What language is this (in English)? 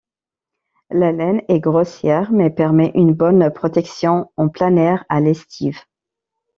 French